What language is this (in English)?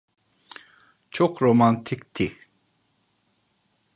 Turkish